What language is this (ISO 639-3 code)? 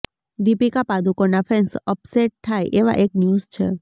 guj